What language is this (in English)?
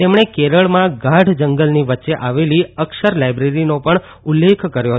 Gujarati